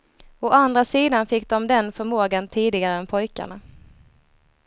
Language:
Swedish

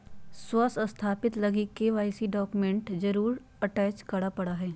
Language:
Magahi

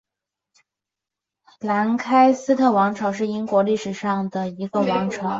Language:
Chinese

